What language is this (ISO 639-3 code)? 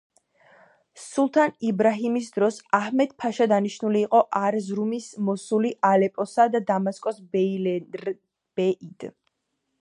kat